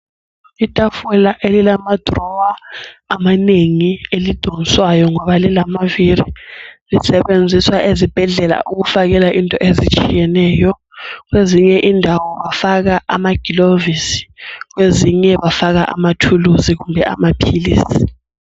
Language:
North Ndebele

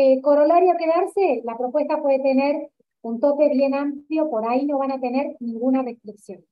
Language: Spanish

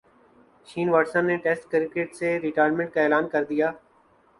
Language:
Urdu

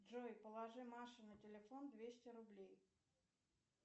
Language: Russian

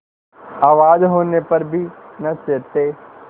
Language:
Hindi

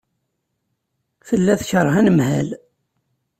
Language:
Kabyle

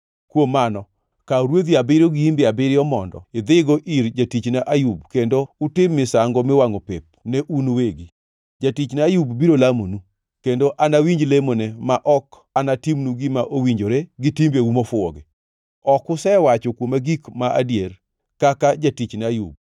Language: Luo (Kenya and Tanzania)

